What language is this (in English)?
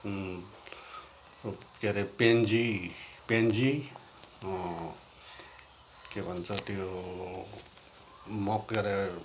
Nepali